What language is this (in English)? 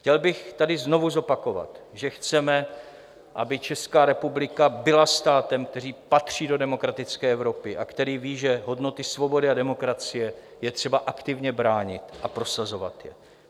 Czech